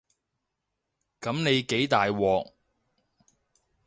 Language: Cantonese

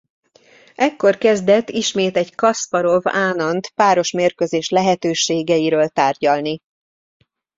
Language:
Hungarian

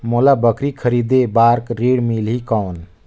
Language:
Chhattisgarhi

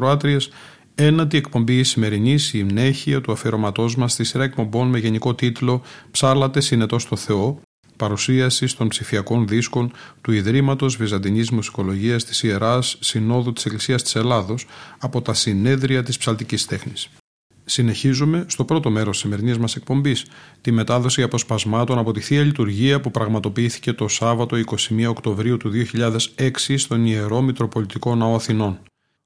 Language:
Greek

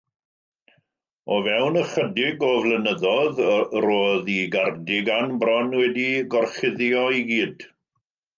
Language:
Welsh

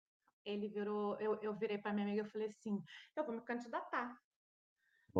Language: Portuguese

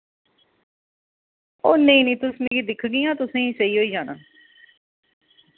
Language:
Dogri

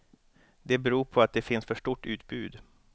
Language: Swedish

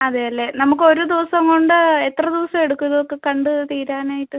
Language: Malayalam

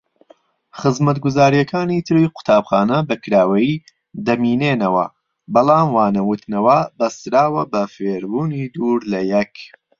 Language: Central Kurdish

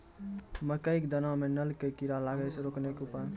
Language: Maithili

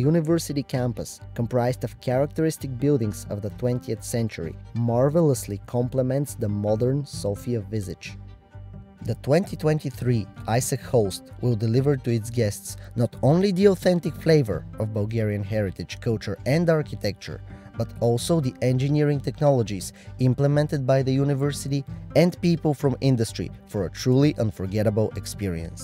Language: English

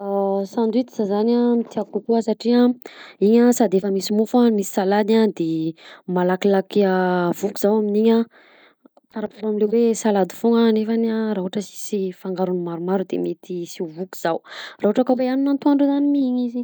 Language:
Southern Betsimisaraka Malagasy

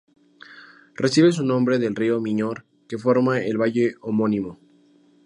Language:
Spanish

